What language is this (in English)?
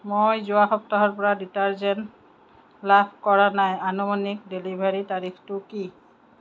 Assamese